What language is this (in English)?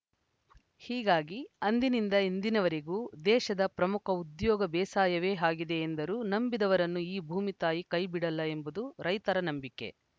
Kannada